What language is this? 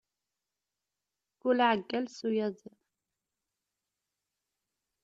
Kabyle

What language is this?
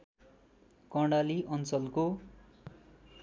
Nepali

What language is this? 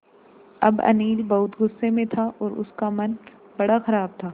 Hindi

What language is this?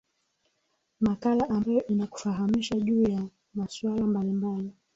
Swahili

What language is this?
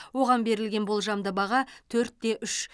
Kazakh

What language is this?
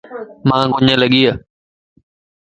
Lasi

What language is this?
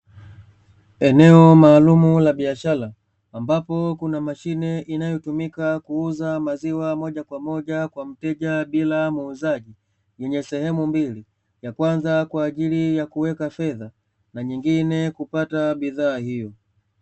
Swahili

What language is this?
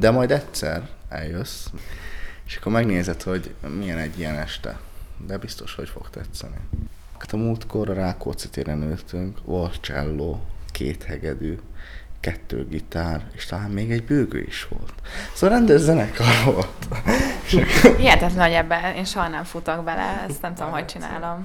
Hungarian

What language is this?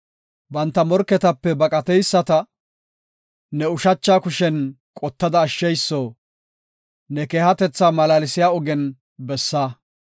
Gofa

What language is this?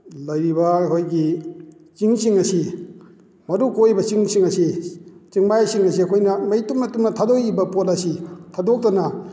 Manipuri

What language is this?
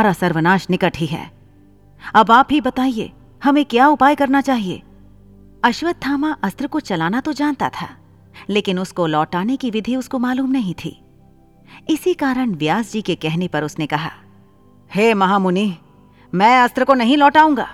Hindi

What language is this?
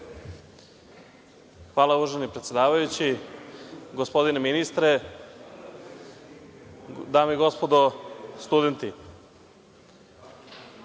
Serbian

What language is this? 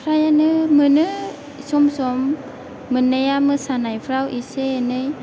Bodo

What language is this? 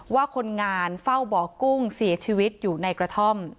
Thai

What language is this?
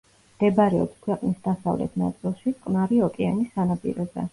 Georgian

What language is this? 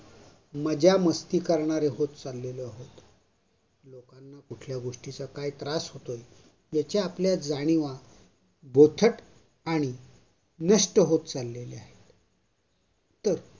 Marathi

